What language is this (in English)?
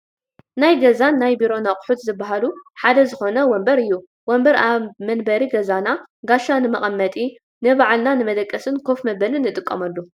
Tigrinya